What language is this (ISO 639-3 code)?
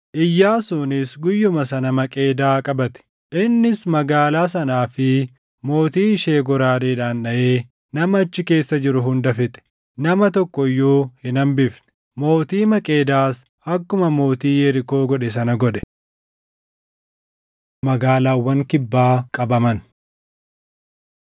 orm